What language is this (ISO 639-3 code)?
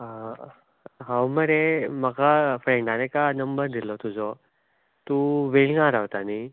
kok